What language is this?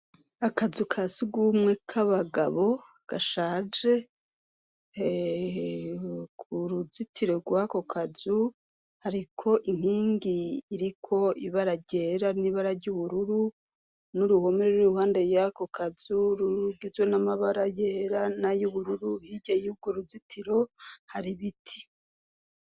Rundi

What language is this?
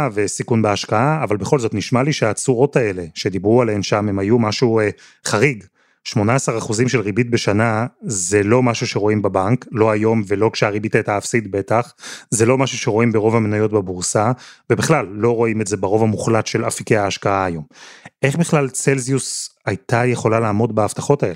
Hebrew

